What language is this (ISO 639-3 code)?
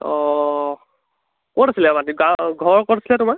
asm